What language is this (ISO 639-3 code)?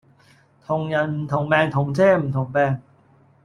yue